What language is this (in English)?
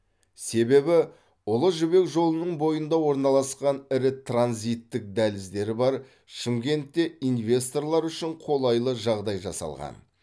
Kazakh